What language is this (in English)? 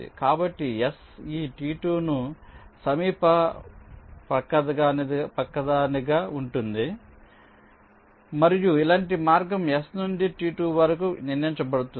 Telugu